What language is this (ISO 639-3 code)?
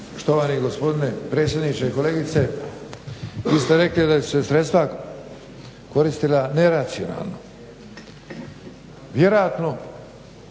hrv